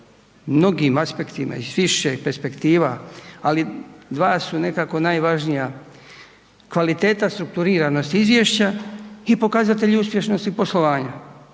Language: Croatian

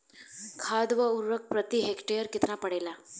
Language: Bhojpuri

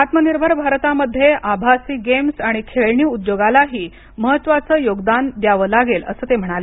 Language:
Marathi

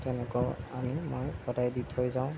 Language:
Assamese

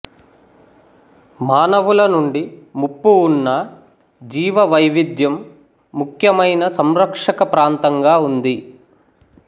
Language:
Telugu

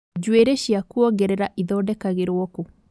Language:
Kikuyu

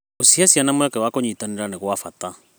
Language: Kikuyu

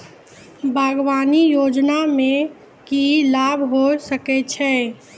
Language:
Maithili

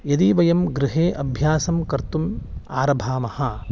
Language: Sanskrit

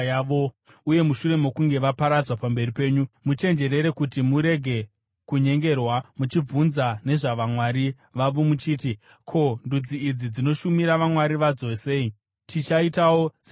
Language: Shona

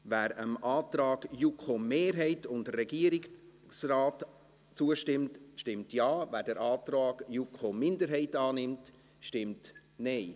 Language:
Swiss German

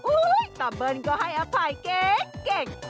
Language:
Thai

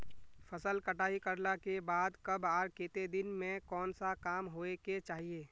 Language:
Magahi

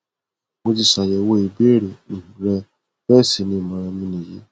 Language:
Yoruba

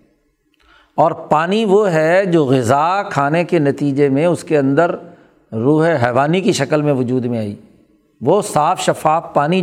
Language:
Urdu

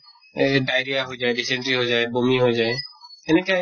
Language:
Assamese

